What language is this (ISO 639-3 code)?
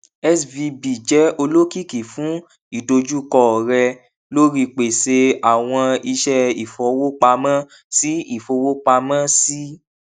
yor